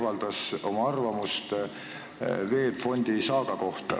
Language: Estonian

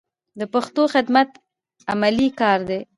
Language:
Pashto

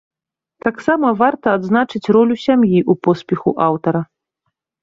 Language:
Belarusian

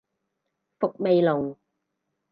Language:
Cantonese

